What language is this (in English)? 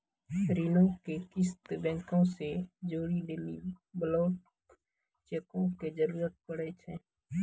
Maithili